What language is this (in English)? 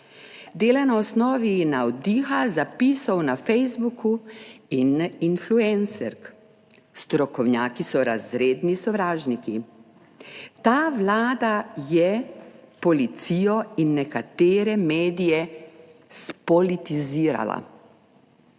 Slovenian